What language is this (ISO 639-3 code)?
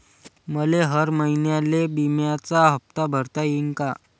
mar